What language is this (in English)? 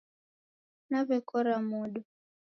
Taita